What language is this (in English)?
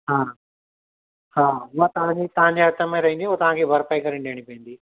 Sindhi